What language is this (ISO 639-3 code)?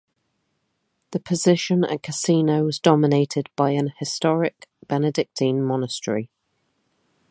eng